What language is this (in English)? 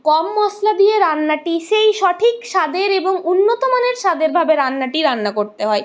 Bangla